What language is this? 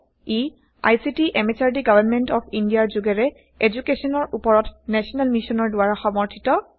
Assamese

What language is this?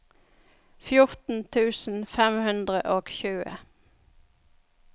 Norwegian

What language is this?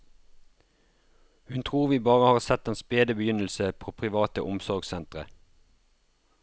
Norwegian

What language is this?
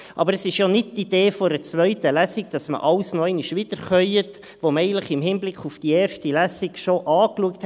Swiss German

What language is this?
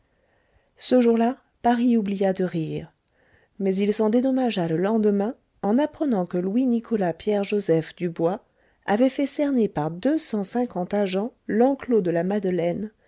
French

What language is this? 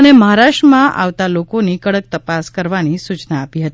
Gujarati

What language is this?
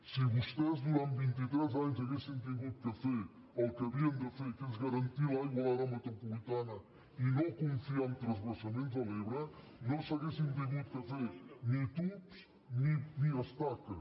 Catalan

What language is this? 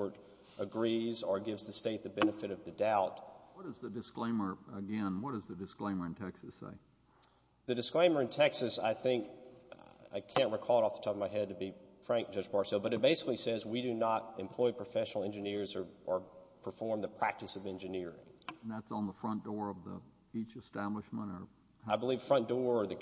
English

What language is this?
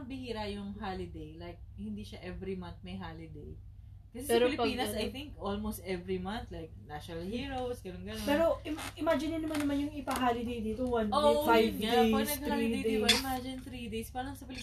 Filipino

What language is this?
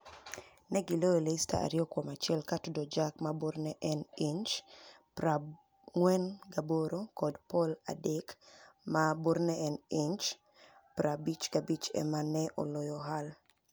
Luo (Kenya and Tanzania)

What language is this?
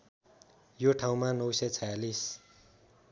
Nepali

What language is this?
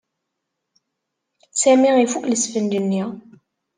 Kabyle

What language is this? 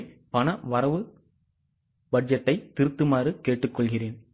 Tamil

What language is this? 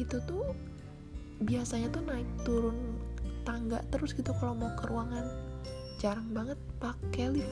Indonesian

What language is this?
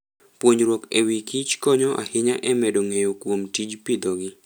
Luo (Kenya and Tanzania)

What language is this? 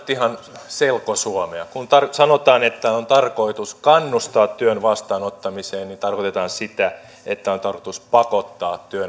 Finnish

